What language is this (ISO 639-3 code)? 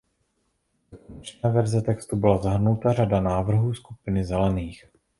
ces